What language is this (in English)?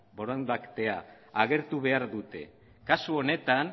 Basque